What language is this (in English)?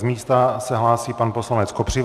Czech